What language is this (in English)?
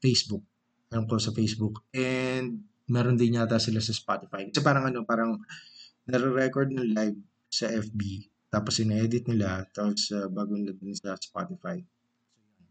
Filipino